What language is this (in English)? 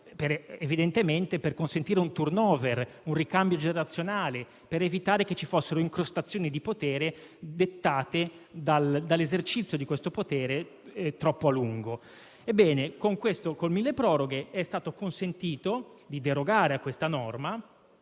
Italian